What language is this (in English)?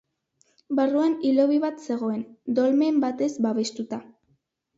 Basque